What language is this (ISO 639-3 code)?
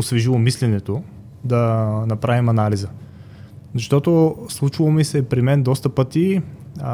bul